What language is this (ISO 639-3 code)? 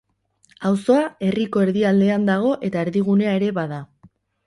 eus